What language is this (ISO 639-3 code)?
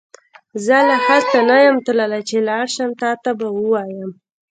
pus